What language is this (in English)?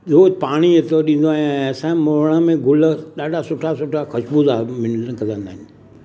Sindhi